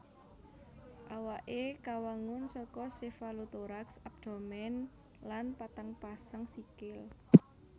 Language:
Javanese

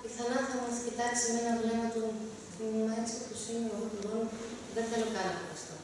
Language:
Greek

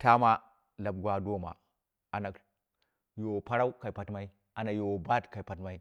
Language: Dera (Nigeria)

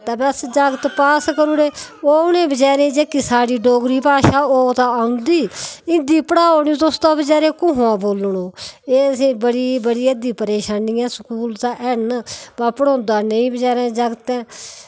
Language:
Dogri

